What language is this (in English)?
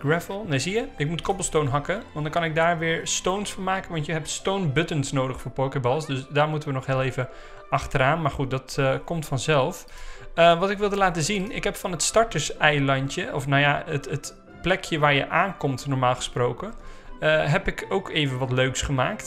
Dutch